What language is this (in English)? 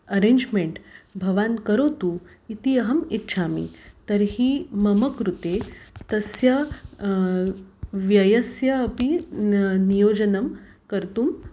Sanskrit